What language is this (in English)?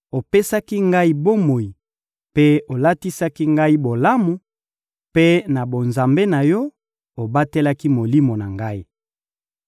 Lingala